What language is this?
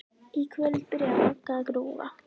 Icelandic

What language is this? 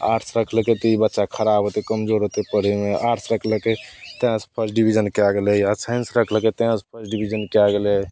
Maithili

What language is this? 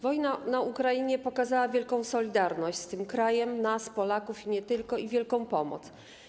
Polish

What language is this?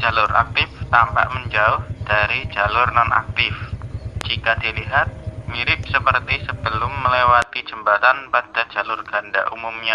Indonesian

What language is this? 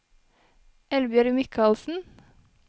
Norwegian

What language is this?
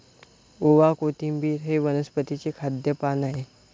Marathi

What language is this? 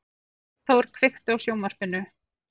Icelandic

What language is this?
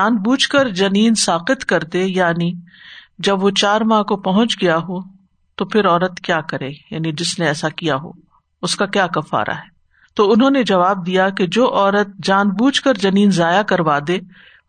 Urdu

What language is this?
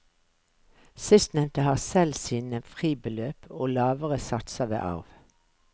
Norwegian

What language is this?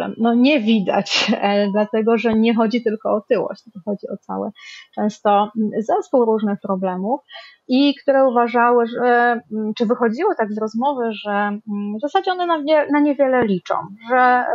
Polish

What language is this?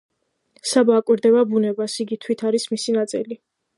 Georgian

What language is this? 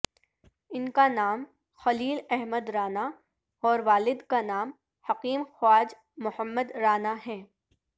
Urdu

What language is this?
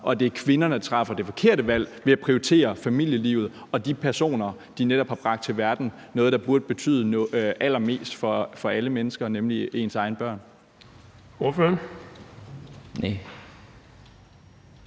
Danish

